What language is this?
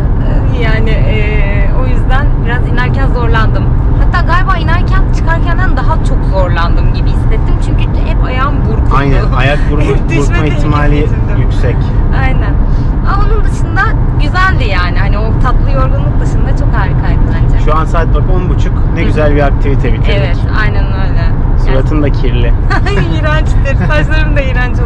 Turkish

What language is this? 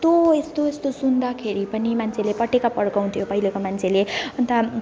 Nepali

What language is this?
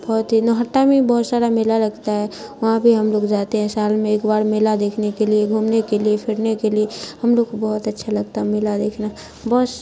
Urdu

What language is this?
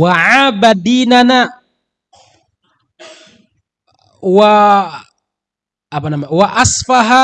Indonesian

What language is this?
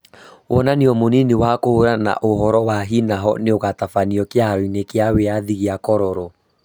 Kikuyu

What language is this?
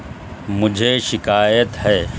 Urdu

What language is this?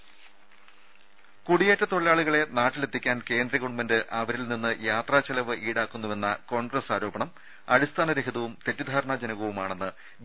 Malayalam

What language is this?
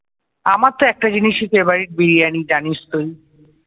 Bangla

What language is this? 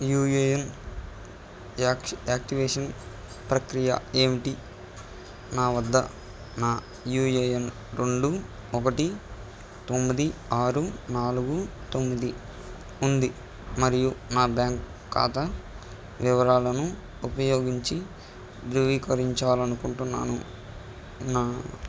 Telugu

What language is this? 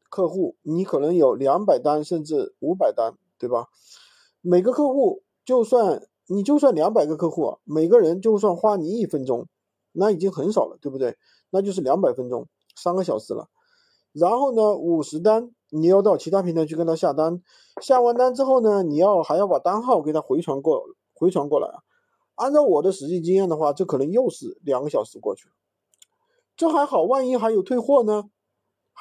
Chinese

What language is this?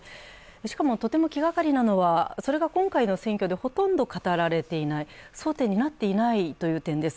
Japanese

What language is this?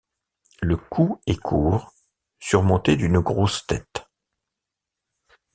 French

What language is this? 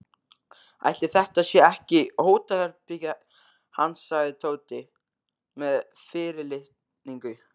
Icelandic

